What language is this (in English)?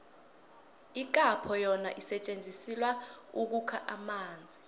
South Ndebele